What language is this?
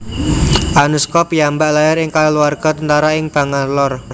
Javanese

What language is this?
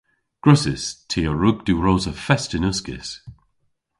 Cornish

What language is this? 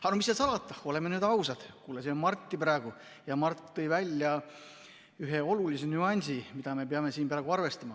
Estonian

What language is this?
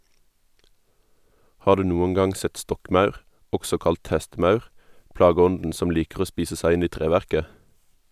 Norwegian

